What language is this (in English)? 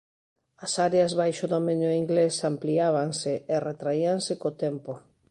Galician